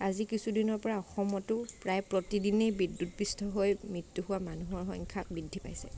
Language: Assamese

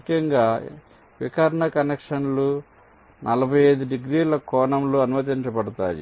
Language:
Telugu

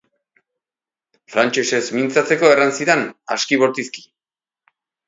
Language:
Basque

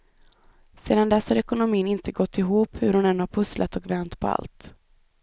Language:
Swedish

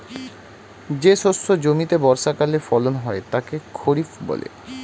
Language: Bangla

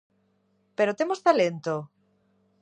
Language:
Galician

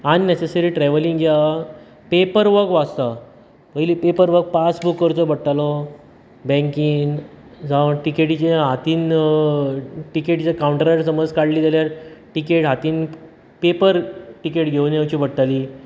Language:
Konkani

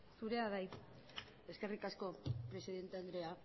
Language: Basque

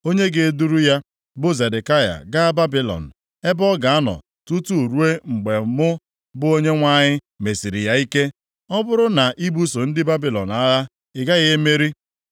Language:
Igbo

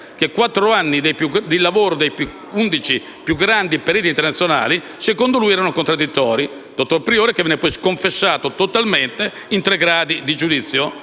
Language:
Italian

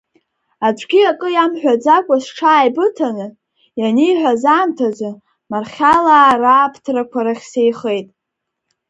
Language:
Abkhazian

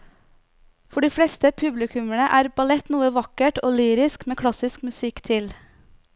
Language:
Norwegian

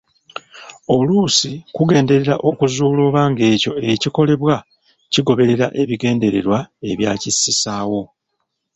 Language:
Ganda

